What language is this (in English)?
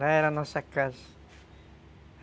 Portuguese